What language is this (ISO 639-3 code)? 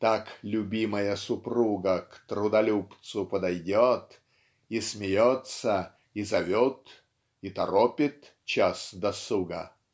rus